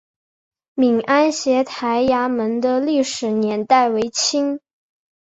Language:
Chinese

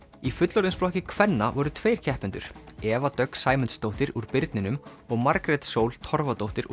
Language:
Icelandic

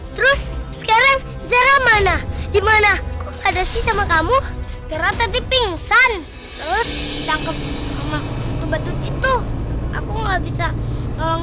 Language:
Indonesian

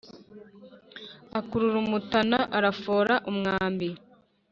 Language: Kinyarwanda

